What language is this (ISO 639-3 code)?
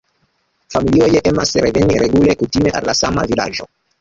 epo